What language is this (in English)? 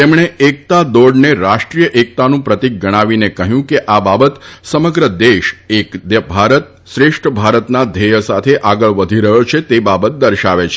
Gujarati